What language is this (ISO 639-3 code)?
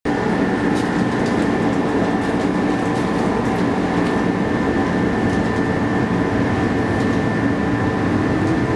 jpn